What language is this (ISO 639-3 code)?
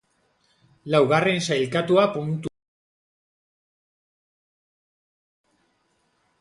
eus